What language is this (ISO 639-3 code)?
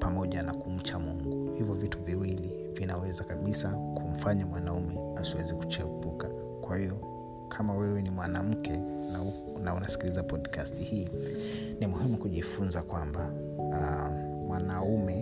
swa